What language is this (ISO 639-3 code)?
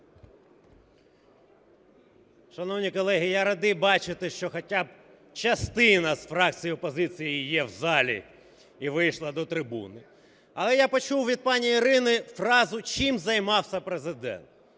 ukr